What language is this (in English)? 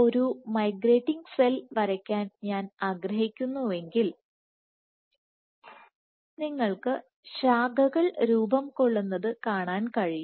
Malayalam